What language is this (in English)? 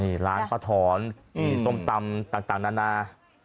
Thai